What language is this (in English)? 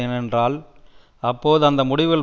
Tamil